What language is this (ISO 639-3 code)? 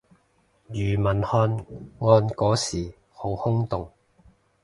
yue